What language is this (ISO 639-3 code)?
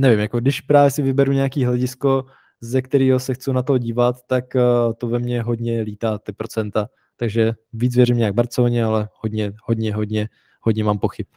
ces